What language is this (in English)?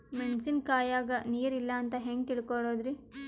Kannada